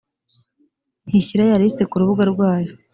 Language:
Kinyarwanda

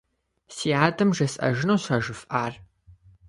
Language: Kabardian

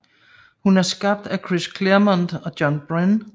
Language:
Danish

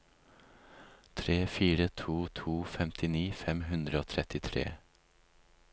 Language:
Norwegian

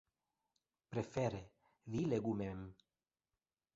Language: Esperanto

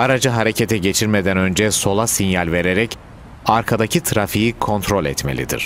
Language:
Turkish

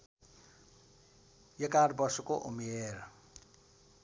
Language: Nepali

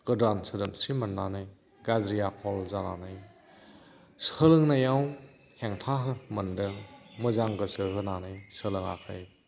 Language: Bodo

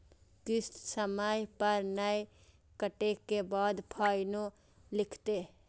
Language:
Maithili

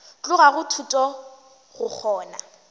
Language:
Northern Sotho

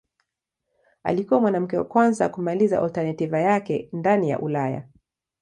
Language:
Swahili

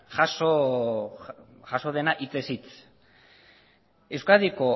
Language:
Basque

